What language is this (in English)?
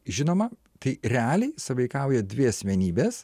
Lithuanian